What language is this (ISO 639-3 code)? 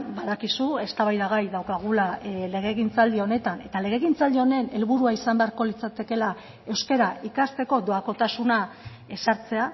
eus